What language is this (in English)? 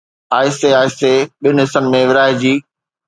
Sindhi